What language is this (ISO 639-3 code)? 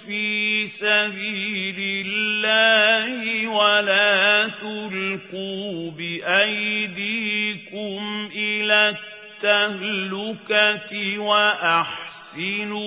ara